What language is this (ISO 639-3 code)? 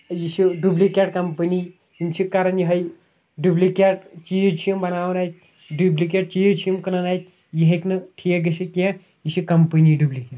kas